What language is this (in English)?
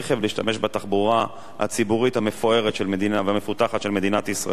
Hebrew